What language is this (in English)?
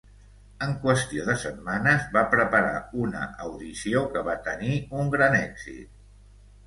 Catalan